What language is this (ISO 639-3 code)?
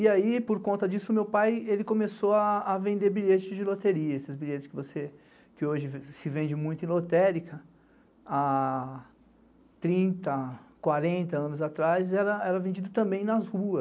por